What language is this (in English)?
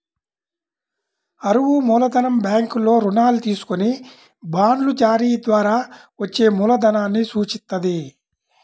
Telugu